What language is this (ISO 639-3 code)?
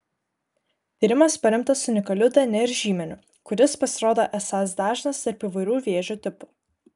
lit